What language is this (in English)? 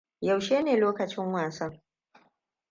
Hausa